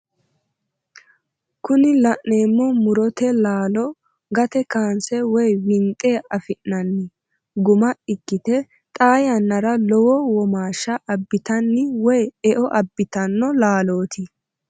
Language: Sidamo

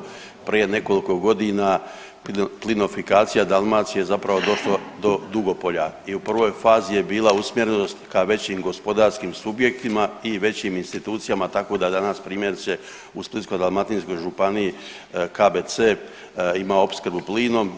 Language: Croatian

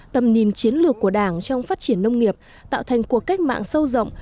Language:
Vietnamese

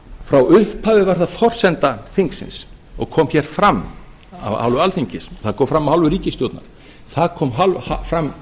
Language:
Icelandic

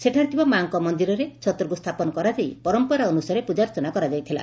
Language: Odia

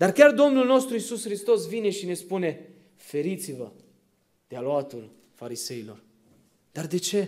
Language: Romanian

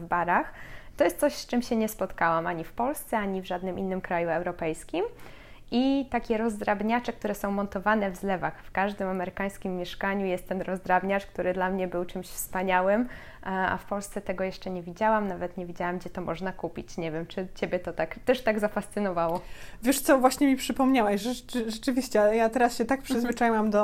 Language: Polish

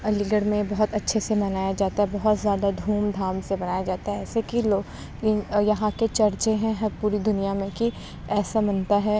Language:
Urdu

